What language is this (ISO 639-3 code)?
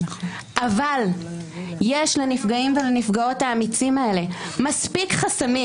heb